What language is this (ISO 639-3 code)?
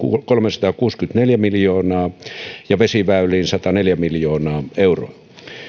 fin